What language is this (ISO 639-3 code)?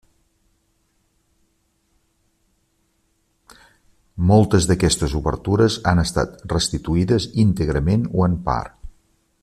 cat